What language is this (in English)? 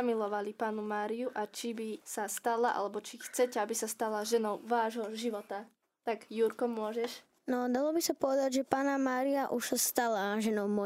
Slovak